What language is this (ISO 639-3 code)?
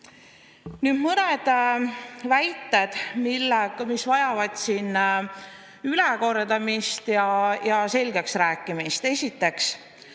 est